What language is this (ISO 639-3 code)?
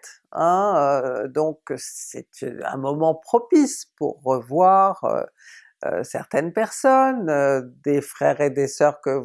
fra